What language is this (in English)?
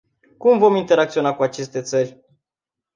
Romanian